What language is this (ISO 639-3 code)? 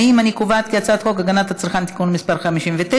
heb